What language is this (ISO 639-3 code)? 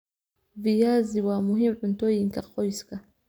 som